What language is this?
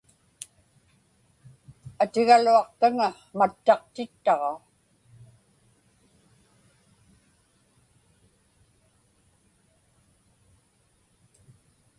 Inupiaq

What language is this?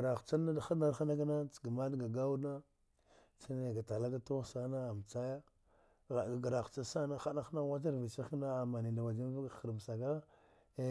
Dghwede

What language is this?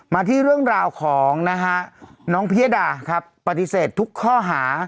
Thai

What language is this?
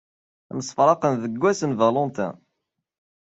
Kabyle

